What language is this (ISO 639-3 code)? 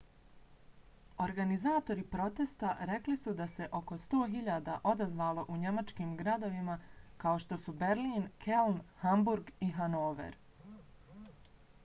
bos